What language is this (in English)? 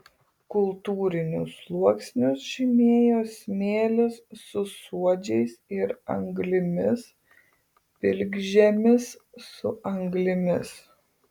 Lithuanian